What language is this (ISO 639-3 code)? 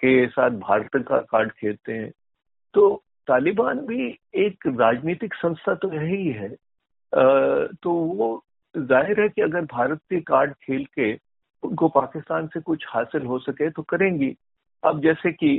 hin